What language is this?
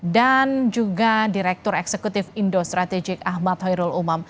Indonesian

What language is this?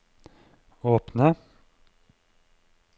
Norwegian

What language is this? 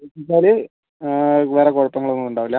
Malayalam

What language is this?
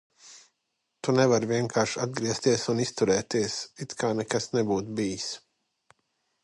Latvian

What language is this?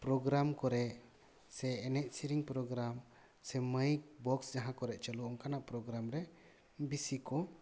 Santali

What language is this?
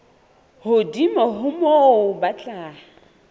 Southern Sotho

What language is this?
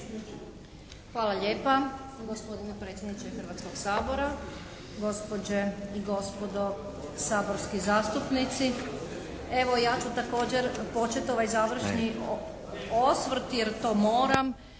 Croatian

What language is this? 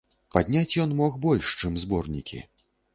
Belarusian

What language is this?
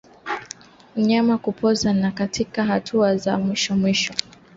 Swahili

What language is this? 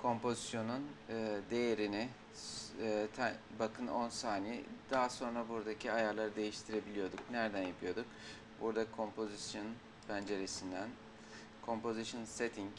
Turkish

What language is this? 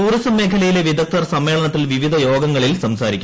Malayalam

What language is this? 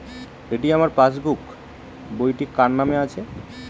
Bangla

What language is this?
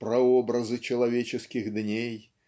Russian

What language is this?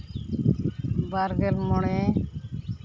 Santali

